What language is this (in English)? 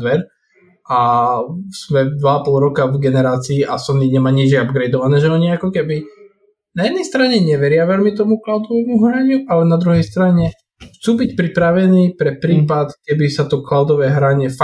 Slovak